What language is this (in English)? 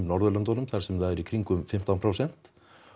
Icelandic